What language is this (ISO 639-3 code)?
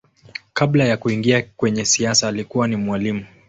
swa